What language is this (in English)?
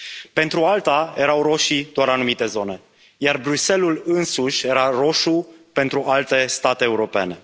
Romanian